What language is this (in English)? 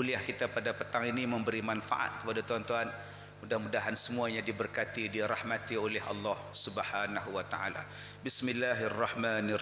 Malay